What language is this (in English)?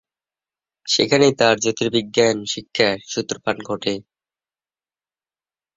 Bangla